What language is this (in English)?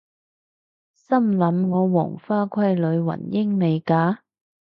Cantonese